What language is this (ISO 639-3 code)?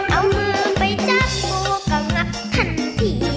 tha